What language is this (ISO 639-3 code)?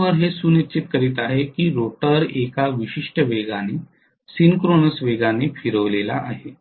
mar